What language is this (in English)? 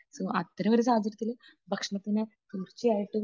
Malayalam